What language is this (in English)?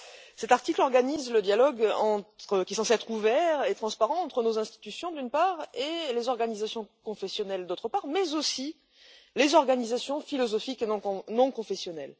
French